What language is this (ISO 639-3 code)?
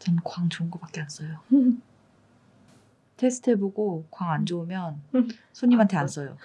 kor